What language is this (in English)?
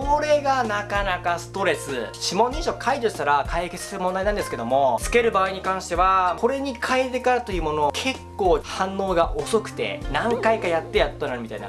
Japanese